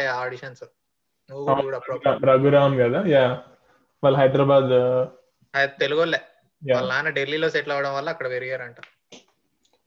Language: Telugu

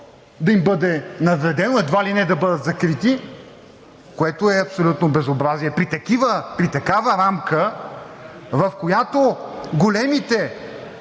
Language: Bulgarian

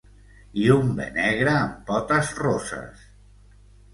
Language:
Catalan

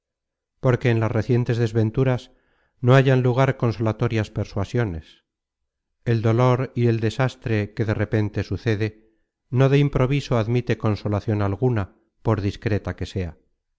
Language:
Spanish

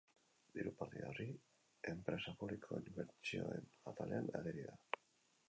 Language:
Basque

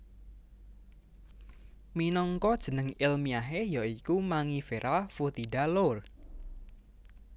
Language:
Javanese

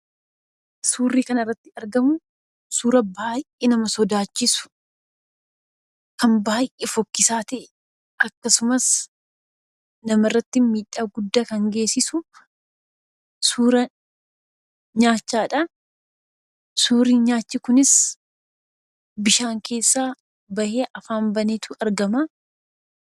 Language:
Oromo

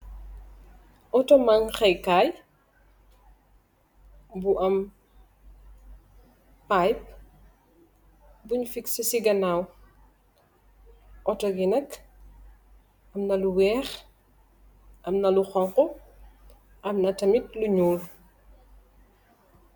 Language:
Wolof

